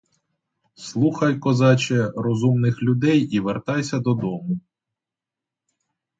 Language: Ukrainian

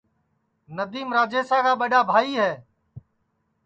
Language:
Sansi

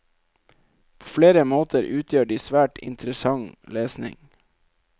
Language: Norwegian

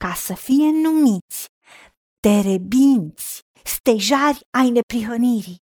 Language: Romanian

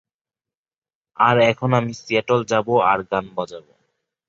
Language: Bangla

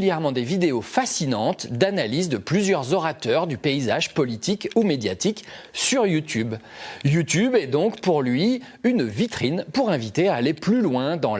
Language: French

